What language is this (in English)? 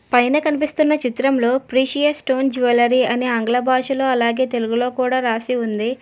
Telugu